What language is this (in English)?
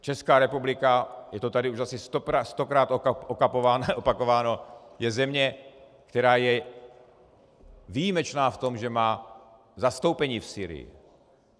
Czech